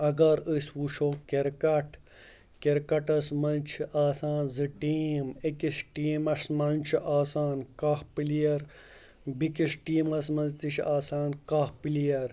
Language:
Kashmiri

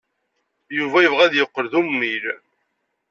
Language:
Kabyle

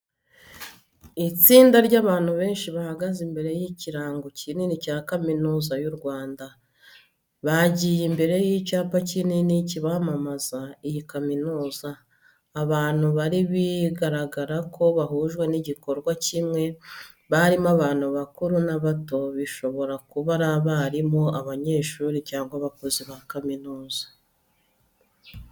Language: Kinyarwanda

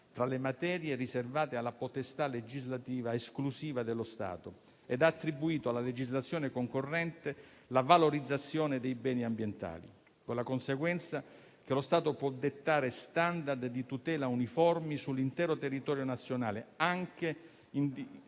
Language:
Italian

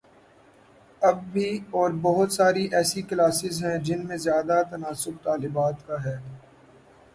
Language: Urdu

